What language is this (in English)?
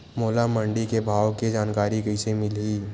Chhattisgarhi